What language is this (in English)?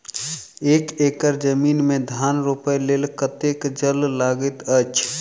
Maithili